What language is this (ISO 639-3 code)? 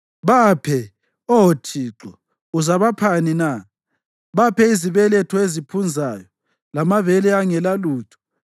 nde